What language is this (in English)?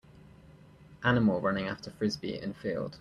English